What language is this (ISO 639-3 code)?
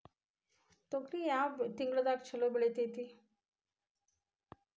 kan